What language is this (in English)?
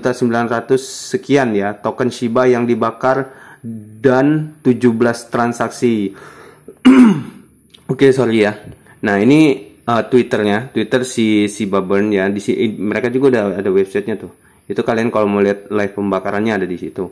Indonesian